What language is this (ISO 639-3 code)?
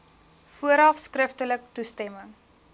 afr